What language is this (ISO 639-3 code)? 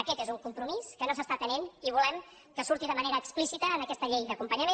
cat